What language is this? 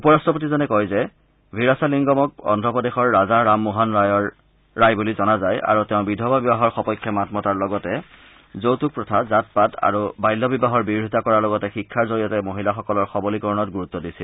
Assamese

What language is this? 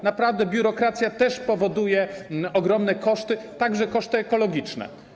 Polish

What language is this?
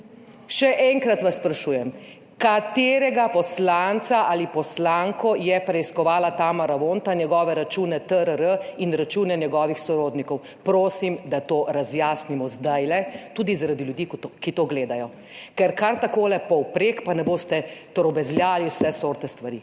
Slovenian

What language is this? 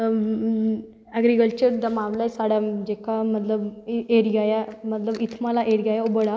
Dogri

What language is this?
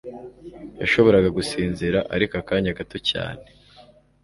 Kinyarwanda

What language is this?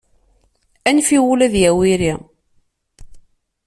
Kabyle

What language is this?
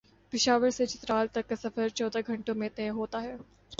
Urdu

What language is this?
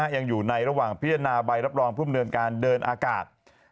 Thai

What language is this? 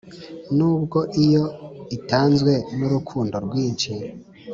Kinyarwanda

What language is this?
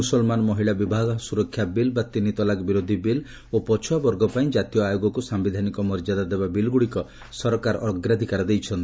Odia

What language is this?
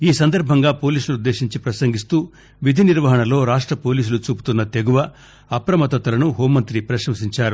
Telugu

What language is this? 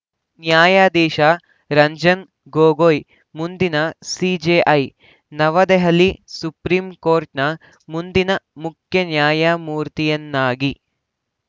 Kannada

